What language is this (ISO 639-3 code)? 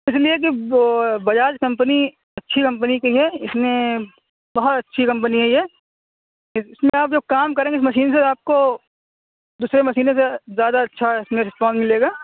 urd